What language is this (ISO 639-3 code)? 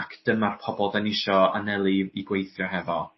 cym